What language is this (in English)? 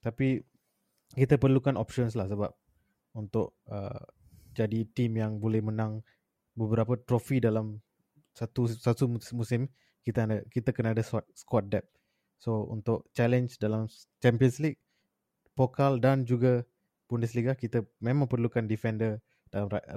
Malay